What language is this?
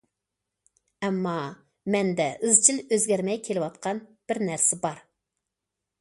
Uyghur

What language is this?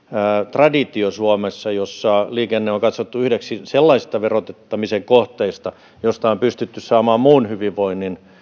Finnish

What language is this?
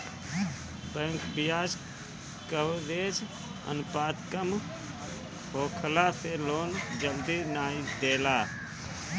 Bhojpuri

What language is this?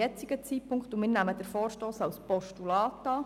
Swiss German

